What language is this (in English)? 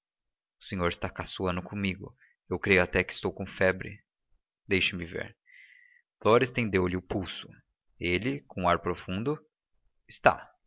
Portuguese